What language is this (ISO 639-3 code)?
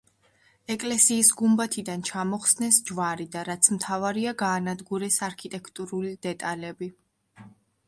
kat